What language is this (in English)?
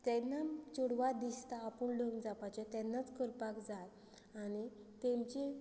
Konkani